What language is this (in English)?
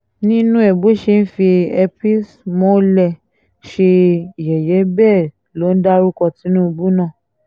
Yoruba